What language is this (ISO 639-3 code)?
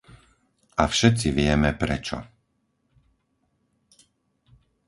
slk